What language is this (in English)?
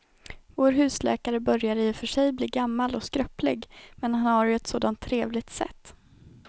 Swedish